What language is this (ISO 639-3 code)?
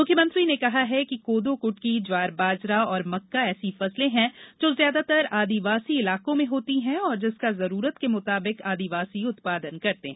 hin